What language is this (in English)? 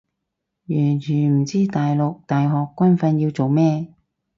Cantonese